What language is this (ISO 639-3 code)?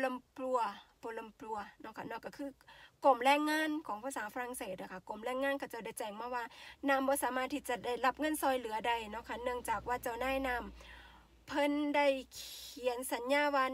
tha